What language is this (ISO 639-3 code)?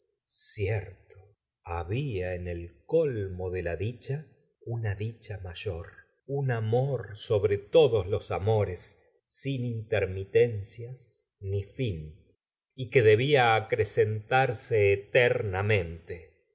spa